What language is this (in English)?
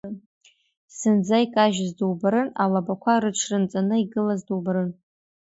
Abkhazian